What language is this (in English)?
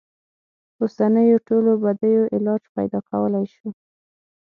Pashto